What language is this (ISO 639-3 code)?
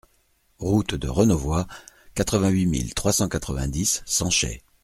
fra